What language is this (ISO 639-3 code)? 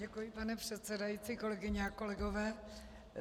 ces